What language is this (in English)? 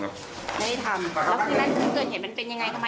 Thai